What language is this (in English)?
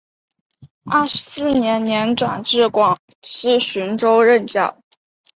Chinese